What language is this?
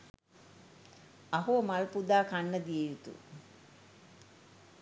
Sinhala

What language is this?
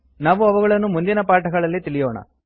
Kannada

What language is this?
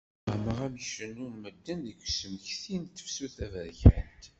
Kabyle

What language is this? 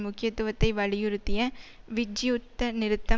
Tamil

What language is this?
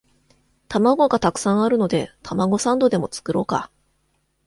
Japanese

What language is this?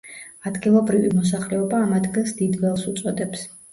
Georgian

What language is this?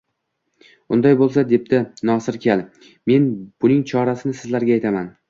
Uzbek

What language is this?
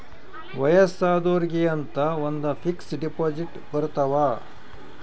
Kannada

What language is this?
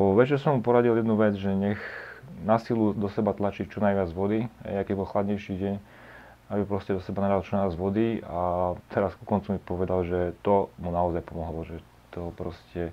Slovak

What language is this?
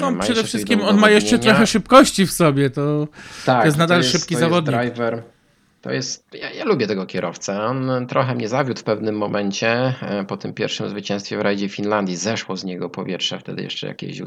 Polish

